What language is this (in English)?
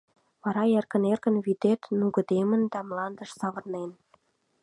Mari